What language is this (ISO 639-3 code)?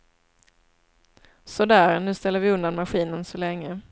swe